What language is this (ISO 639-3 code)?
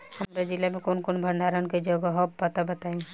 bho